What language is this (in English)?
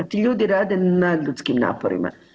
Croatian